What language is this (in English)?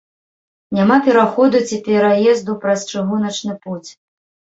Belarusian